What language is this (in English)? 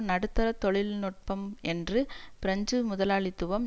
Tamil